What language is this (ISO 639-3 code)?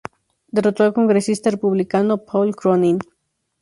spa